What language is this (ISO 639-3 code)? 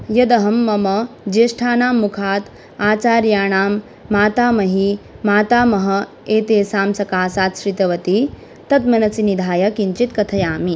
san